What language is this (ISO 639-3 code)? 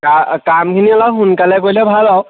asm